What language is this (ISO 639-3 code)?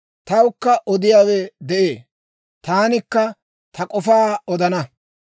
dwr